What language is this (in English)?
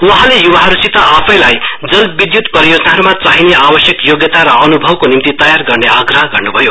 Nepali